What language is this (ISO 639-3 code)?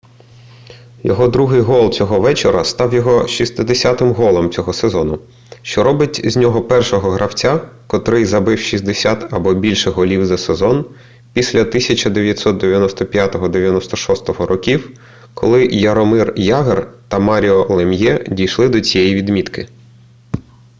ukr